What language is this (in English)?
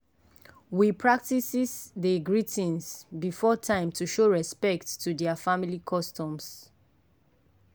Nigerian Pidgin